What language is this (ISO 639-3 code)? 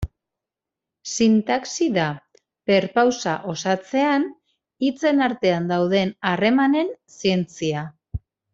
eus